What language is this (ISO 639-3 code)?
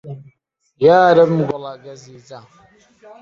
ckb